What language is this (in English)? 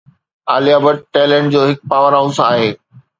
Sindhi